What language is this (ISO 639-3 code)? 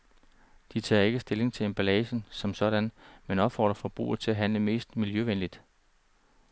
dan